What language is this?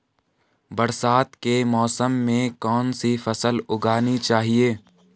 Hindi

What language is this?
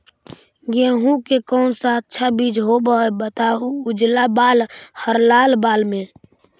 Magahi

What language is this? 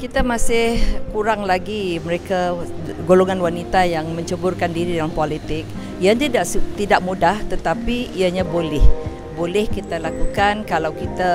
Malay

